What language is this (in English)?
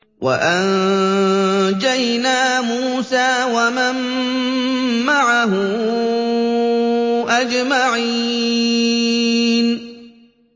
Arabic